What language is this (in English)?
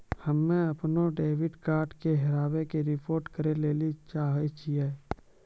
Maithili